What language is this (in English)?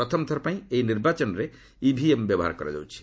Odia